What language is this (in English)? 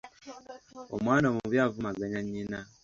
Ganda